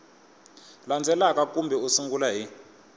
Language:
Tsonga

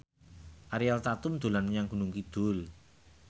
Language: Javanese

